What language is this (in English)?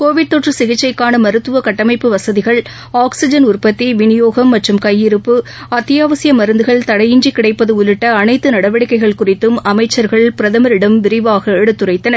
Tamil